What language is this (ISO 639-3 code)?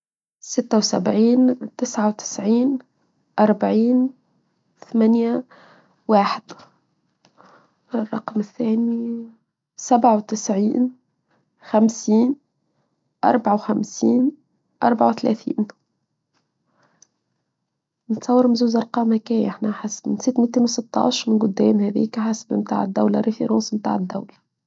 aeb